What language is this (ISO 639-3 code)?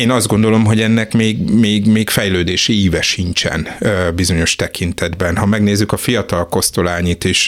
hun